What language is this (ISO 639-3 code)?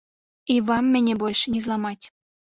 bel